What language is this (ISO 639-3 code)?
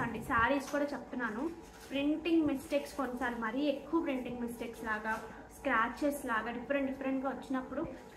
tel